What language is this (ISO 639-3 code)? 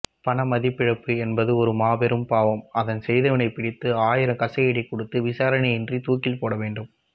tam